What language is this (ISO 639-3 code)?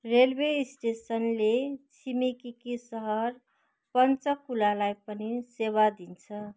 nep